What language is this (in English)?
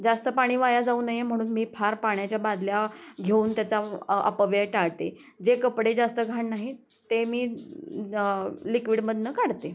Marathi